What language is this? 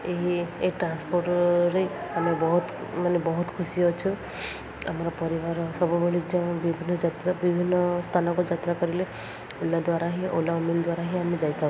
Odia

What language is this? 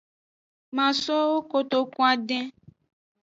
Aja (Benin)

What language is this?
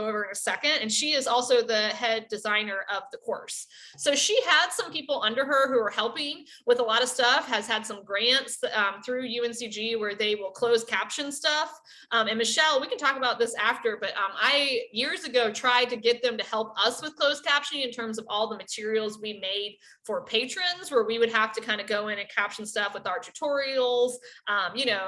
English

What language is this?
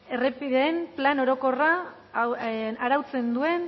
Basque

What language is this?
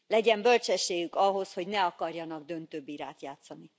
Hungarian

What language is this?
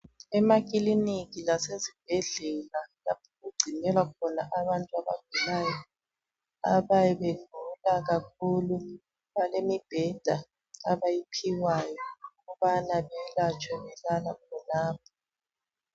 North Ndebele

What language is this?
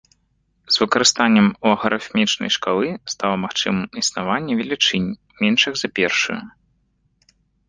Belarusian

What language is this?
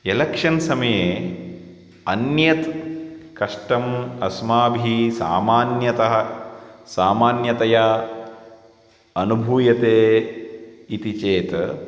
Sanskrit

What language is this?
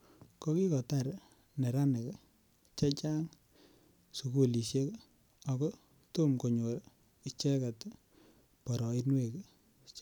Kalenjin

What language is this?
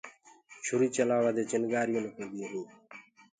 Gurgula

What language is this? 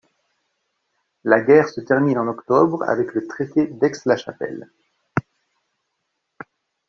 French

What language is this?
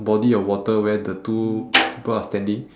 English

